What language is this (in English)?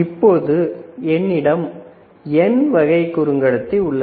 Tamil